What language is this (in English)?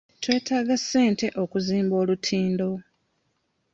Ganda